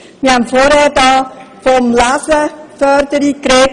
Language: Swiss German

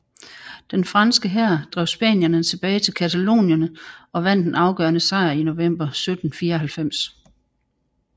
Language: Danish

